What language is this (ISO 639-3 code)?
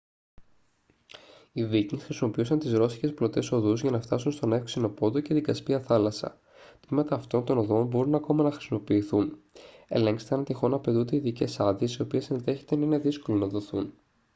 ell